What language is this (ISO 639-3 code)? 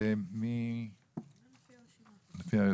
heb